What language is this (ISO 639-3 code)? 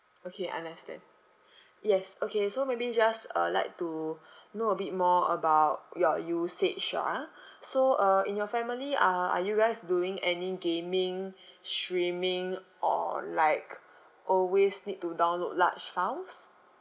eng